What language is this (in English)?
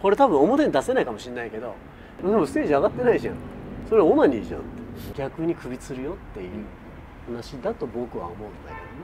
Japanese